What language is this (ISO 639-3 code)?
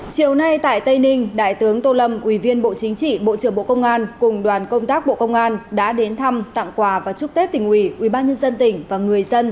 vie